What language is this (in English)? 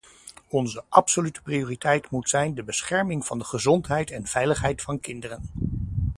Dutch